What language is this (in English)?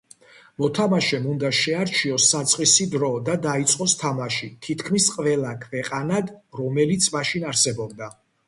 Georgian